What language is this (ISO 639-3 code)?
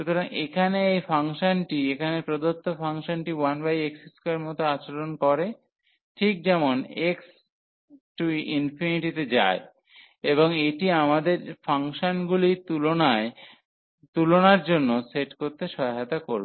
ben